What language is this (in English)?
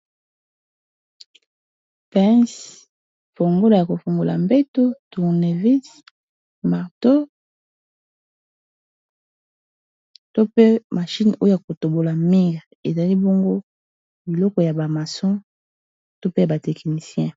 Lingala